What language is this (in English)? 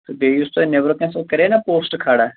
Kashmiri